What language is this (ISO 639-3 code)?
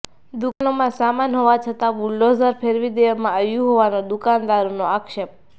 guj